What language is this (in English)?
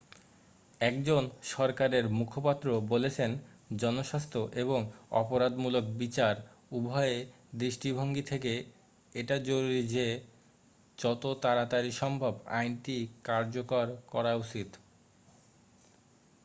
Bangla